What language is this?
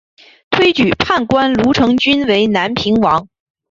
Chinese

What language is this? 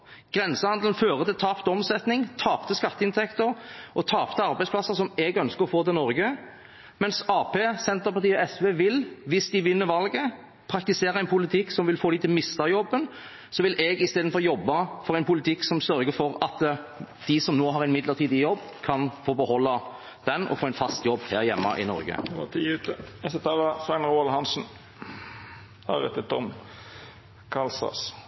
Norwegian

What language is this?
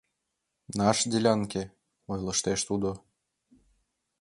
Mari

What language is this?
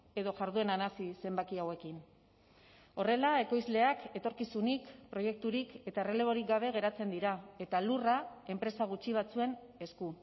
Basque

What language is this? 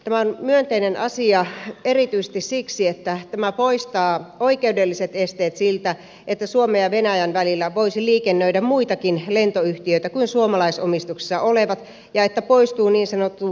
Finnish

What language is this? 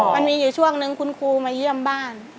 Thai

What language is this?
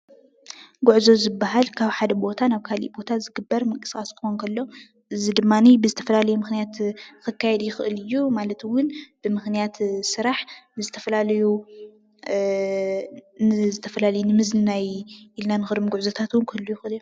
Tigrinya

